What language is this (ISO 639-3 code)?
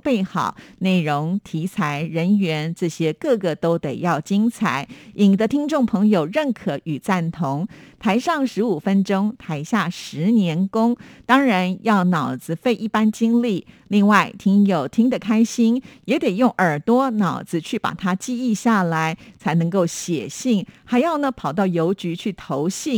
zho